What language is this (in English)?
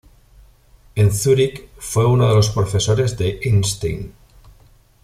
Spanish